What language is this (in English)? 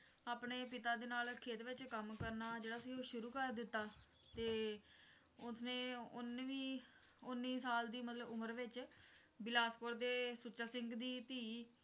Punjabi